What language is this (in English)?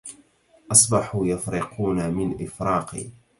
Arabic